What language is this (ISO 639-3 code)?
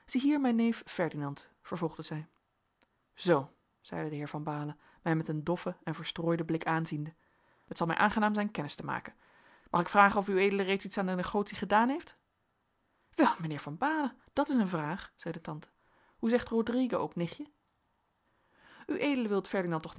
nld